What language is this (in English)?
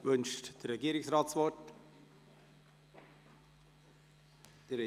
Swiss German